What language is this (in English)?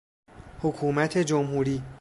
Persian